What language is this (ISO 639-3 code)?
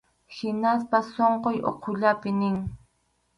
qxu